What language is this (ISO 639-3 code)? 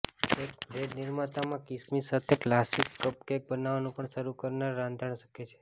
guj